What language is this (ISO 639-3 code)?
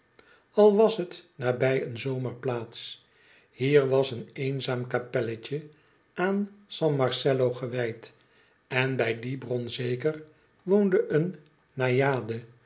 nld